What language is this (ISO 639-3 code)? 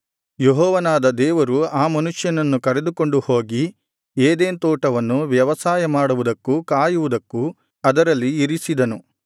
kan